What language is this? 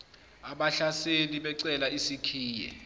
Zulu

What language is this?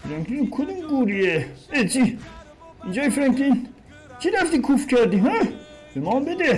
Persian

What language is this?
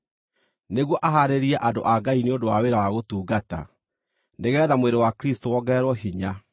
Kikuyu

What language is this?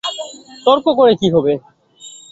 Bangla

